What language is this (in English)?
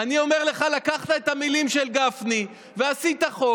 Hebrew